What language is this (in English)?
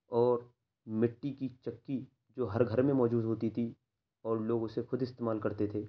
Urdu